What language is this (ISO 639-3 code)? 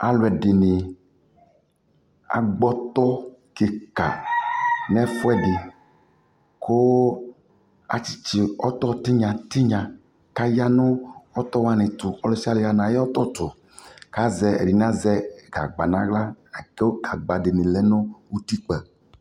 kpo